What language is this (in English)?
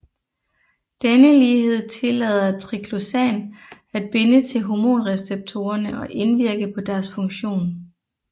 Danish